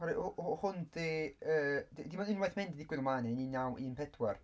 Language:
Welsh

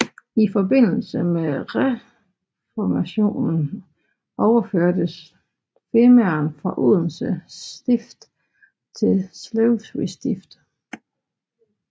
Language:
Danish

